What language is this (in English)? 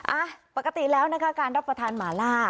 Thai